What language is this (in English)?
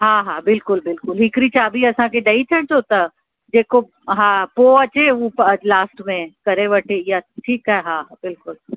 Sindhi